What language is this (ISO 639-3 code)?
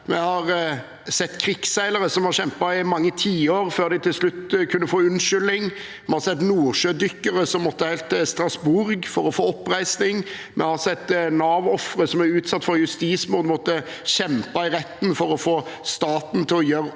nor